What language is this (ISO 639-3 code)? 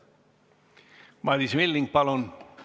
est